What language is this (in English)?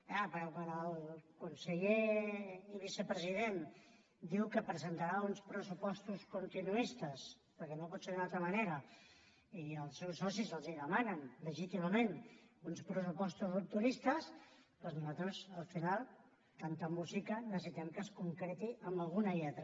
Catalan